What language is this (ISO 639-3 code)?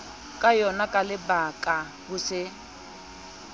sot